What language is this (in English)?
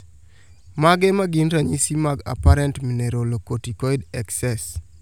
Luo (Kenya and Tanzania)